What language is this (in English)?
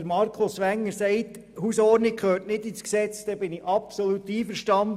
Swiss German